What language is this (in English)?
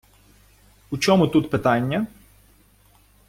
Ukrainian